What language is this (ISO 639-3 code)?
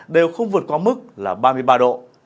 vie